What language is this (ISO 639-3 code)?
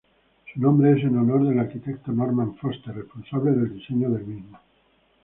spa